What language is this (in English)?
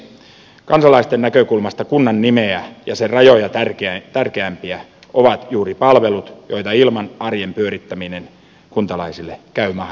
Finnish